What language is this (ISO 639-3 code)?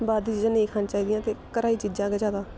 doi